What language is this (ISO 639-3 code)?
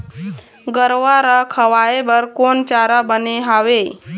hne